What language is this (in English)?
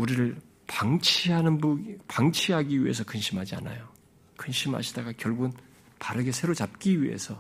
Korean